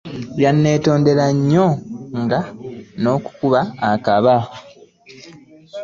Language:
Ganda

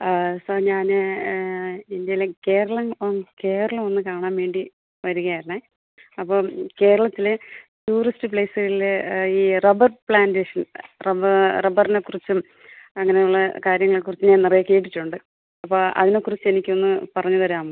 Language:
Malayalam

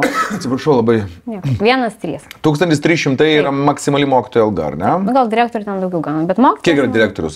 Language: Lithuanian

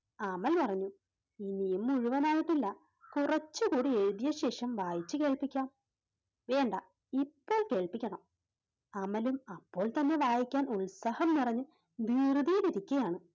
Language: Malayalam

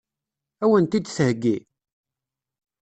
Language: Kabyle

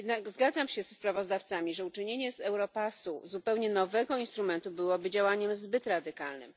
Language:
Polish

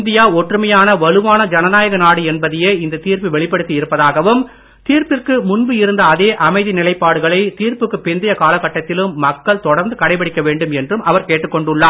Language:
Tamil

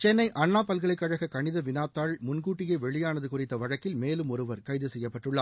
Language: Tamil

